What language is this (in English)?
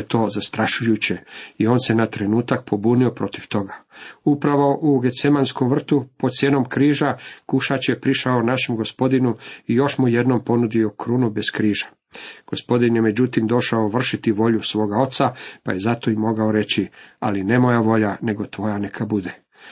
Croatian